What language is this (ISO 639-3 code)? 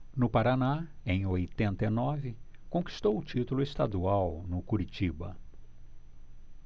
por